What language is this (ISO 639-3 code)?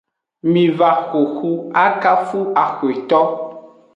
ajg